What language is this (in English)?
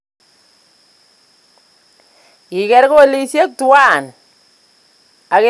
Kalenjin